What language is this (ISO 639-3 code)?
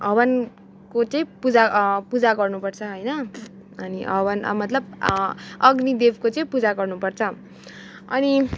nep